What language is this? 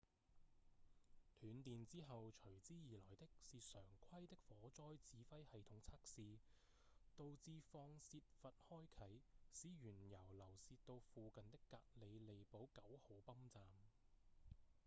Cantonese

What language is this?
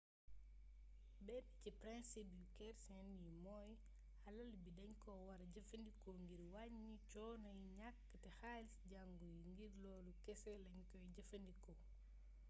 Wolof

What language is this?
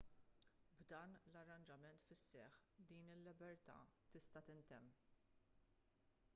Maltese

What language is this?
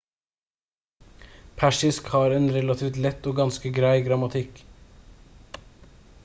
Norwegian Bokmål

